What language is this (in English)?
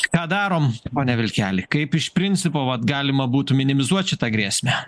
Lithuanian